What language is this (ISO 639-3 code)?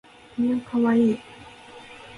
jpn